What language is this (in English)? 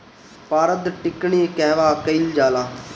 Bhojpuri